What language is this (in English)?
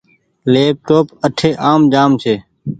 Goaria